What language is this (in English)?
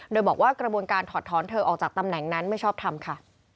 Thai